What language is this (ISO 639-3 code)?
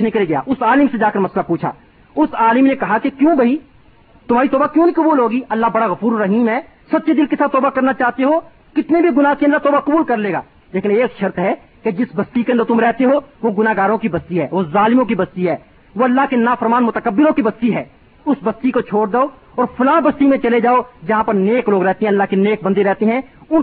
urd